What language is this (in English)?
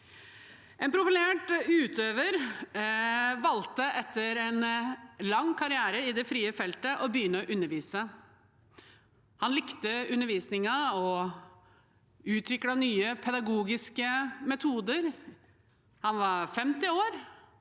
Norwegian